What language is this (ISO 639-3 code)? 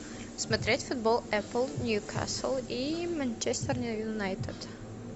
rus